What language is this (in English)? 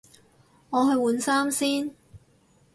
Cantonese